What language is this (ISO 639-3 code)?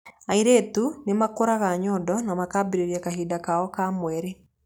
kik